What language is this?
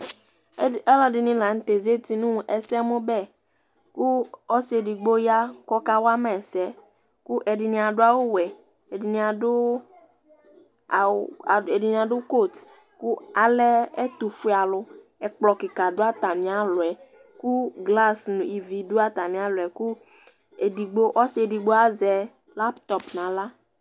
Ikposo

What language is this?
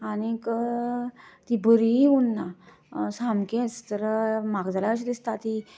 Konkani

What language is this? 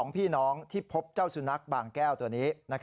Thai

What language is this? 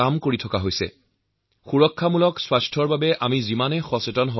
Assamese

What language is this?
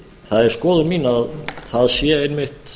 Icelandic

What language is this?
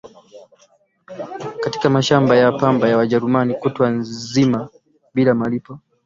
Swahili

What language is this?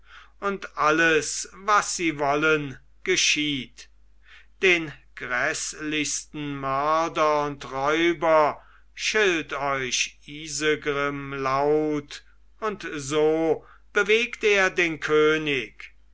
German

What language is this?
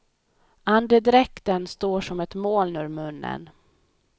Swedish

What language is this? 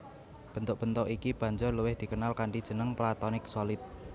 Javanese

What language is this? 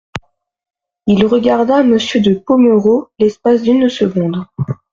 French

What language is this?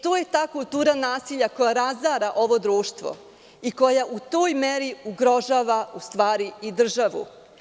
Serbian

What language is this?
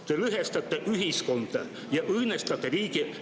Estonian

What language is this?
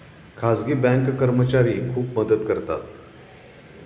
Marathi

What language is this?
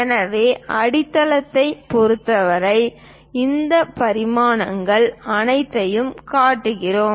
Tamil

